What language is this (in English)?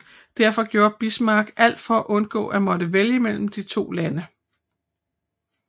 Danish